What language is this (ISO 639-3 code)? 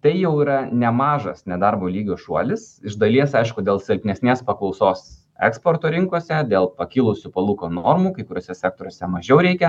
lit